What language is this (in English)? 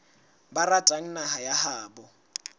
Southern Sotho